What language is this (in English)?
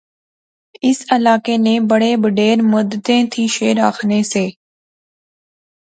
Pahari-Potwari